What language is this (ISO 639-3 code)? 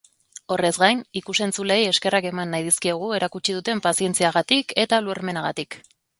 eus